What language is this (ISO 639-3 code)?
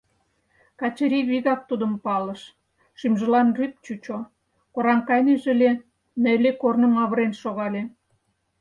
chm